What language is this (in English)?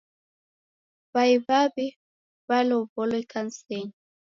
Taita